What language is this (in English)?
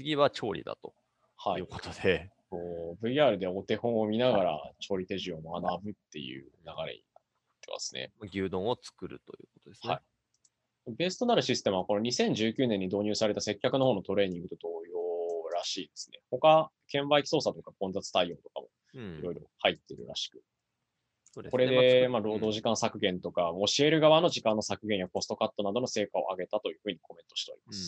Japanese